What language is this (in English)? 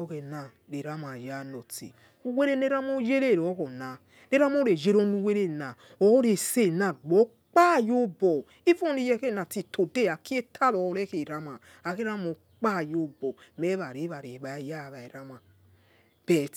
Yekhee